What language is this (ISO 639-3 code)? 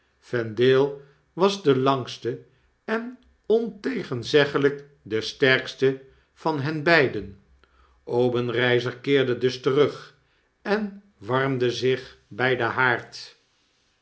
nld